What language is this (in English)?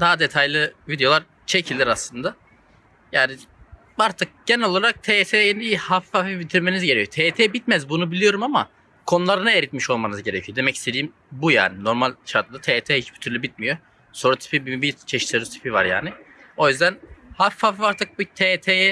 Turkish